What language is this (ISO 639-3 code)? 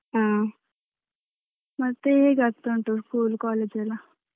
kan